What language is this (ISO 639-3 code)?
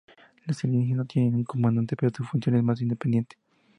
spa